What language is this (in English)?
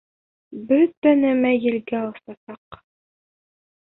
Bashkir